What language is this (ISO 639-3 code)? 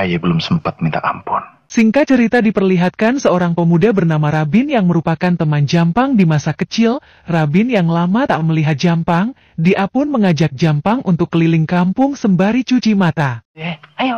ind